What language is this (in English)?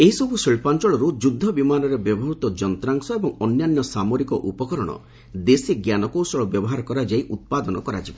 Odia